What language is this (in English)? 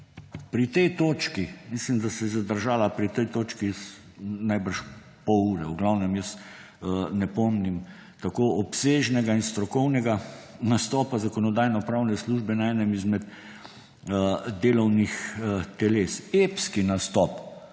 Slovenian